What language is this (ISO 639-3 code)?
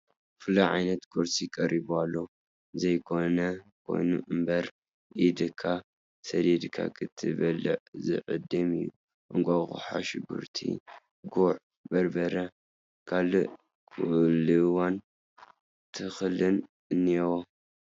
tir